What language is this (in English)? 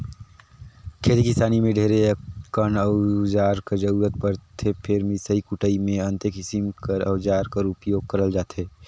Chhattisgarhi